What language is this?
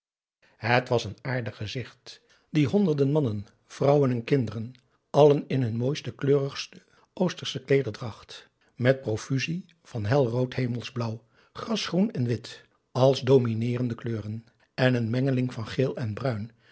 Dutch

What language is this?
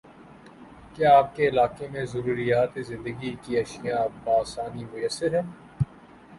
Urdu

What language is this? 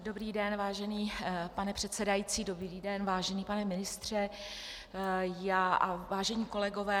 Czech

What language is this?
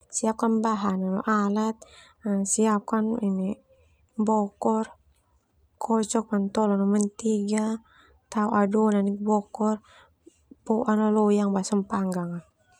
Termanu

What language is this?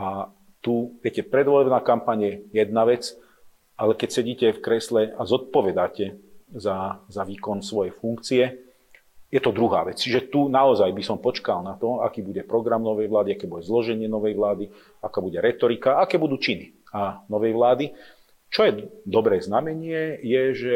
Slovak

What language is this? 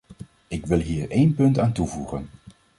Dutch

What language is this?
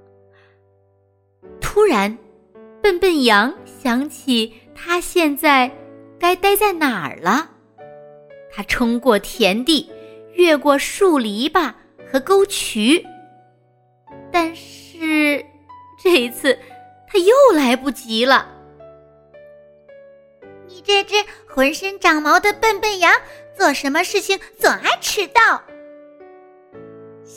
Chinese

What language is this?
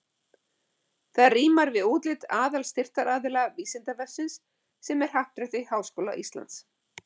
Icelandic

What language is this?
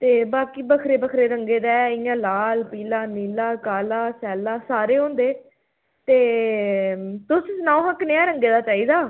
Dogri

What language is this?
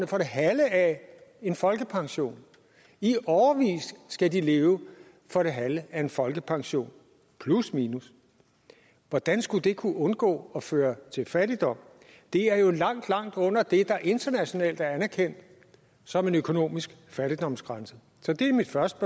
Danish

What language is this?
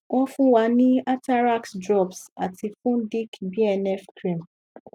Yoruba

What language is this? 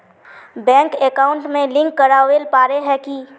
Magahi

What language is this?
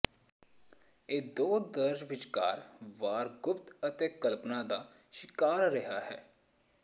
Punjabi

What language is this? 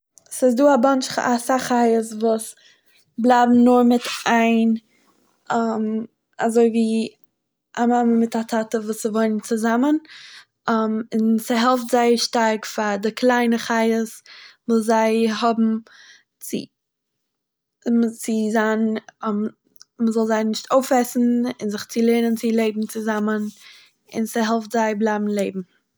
Yiddish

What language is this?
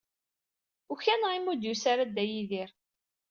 Kabyle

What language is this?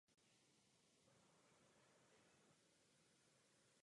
Czech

